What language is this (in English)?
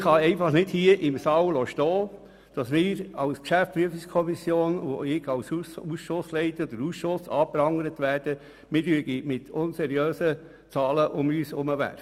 Swiss German